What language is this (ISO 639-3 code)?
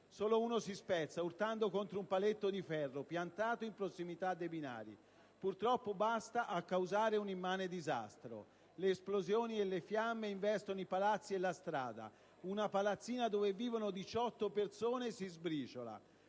ita